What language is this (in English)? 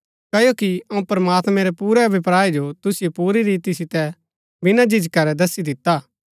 Gaddi